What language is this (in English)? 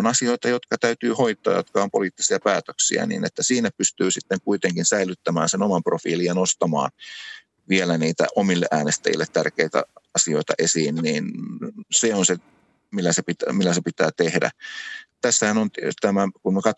Finnish